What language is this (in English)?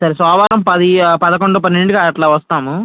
Telugu